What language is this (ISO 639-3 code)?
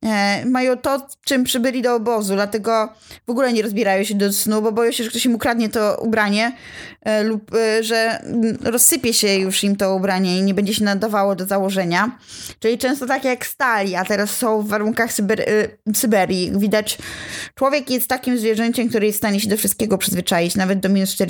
pol